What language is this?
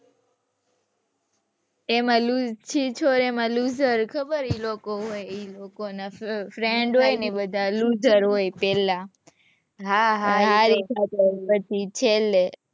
Gujarati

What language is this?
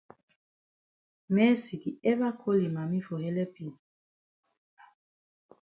Cameroon Pidgin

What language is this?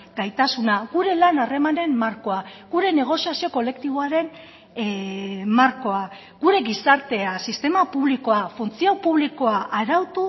Basque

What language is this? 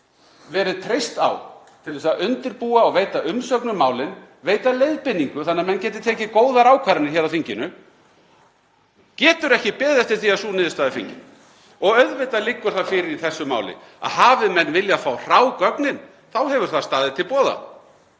Icelandic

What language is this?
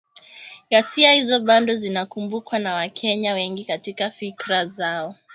Swahili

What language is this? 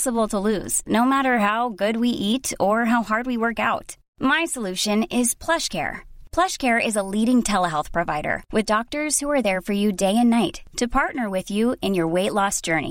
Urdu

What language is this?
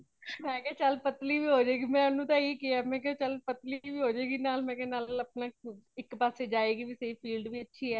Punjabi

